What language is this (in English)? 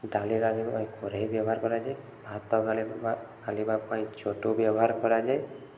Odia